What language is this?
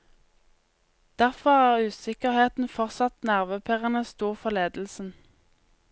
Norwegian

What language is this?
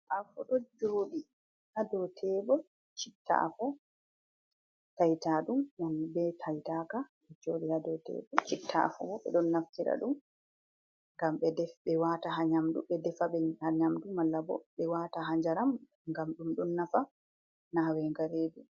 Fula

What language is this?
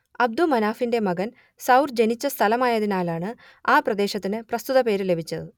Malayalam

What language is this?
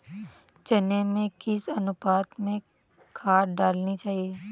Hindi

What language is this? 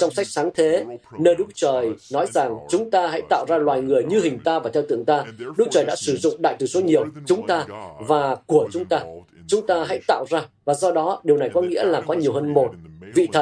Vietnamese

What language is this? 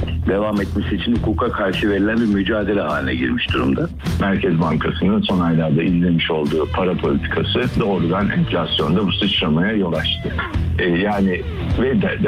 Turkish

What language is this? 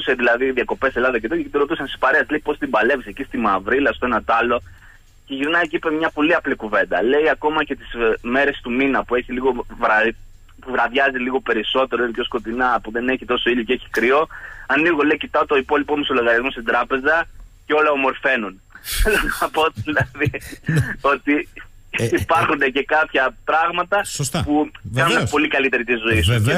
Greek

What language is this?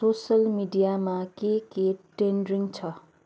Nepali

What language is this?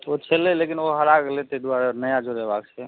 Maithili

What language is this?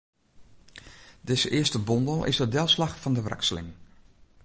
Western Frisian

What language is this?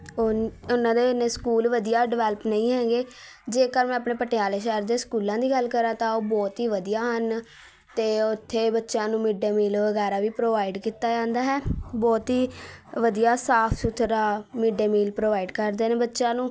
Punjabi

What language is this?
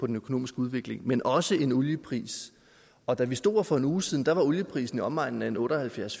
Danish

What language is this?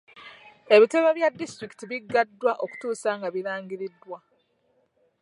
Ganda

